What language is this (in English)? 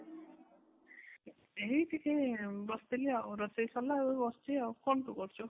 Odia